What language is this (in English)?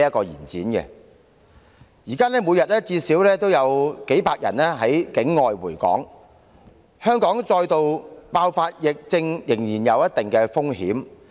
Cantonese